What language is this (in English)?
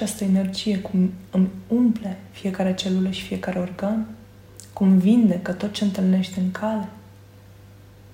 Romanian